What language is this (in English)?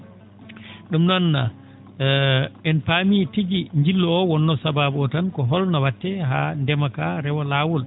Fula